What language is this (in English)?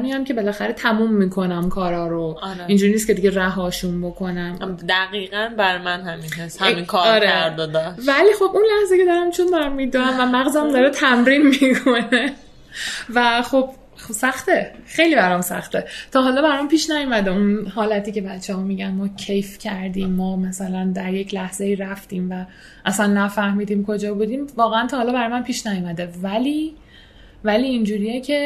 Persian